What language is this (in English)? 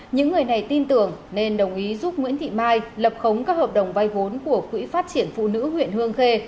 Vietnamese